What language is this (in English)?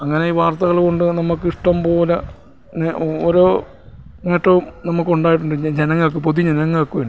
Malayalam